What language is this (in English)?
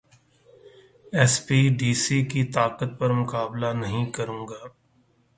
Urdu